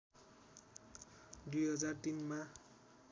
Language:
Nepali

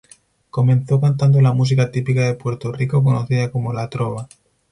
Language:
Spanish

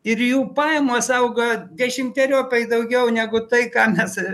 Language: Lithuanian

